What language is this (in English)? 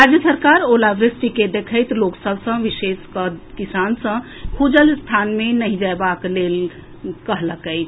Maithili